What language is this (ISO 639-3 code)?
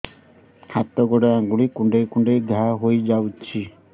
ori